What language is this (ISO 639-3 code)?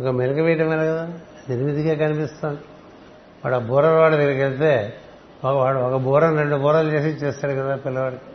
tel